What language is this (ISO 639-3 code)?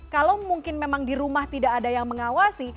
ind